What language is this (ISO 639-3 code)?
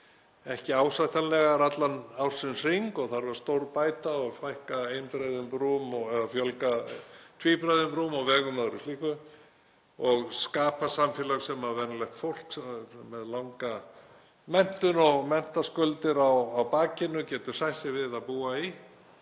isl